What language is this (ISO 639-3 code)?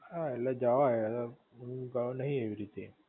guj